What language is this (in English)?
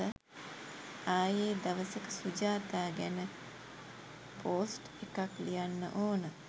Sinhala